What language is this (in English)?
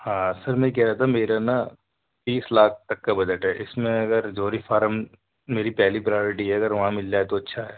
Urdu